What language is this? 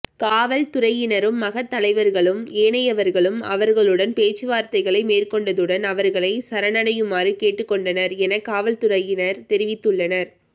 Tamil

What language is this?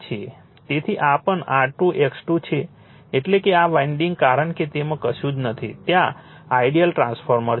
Gujarati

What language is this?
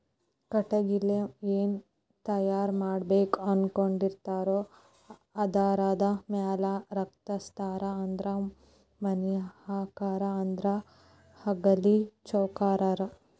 Kannada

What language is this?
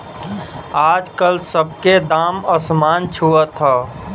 Bhojpuri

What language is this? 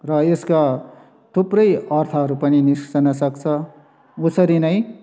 Nepali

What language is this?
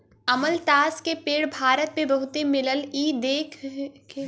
Bhojpuri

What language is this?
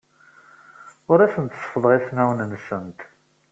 Kabyle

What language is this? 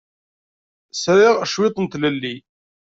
Kabyle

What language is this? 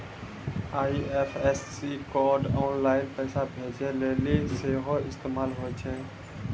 Maithili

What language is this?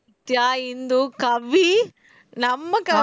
Tamil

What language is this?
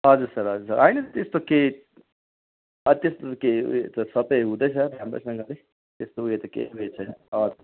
Nepali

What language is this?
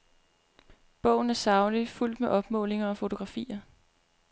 Danish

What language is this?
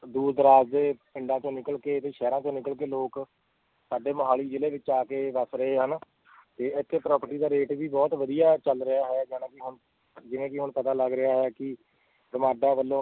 Punjabi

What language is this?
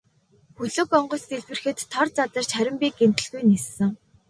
Mongolian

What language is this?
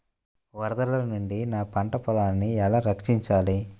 Telugu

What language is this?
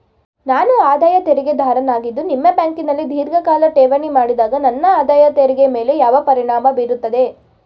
Kannada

